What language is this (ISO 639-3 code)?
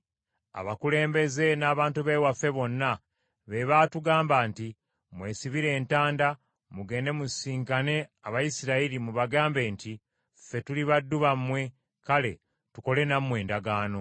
lug